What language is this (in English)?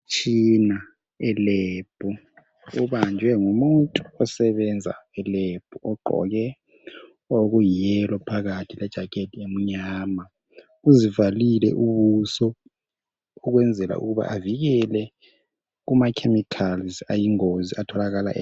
North Ndebele